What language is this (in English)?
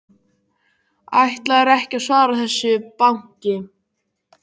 Icelandic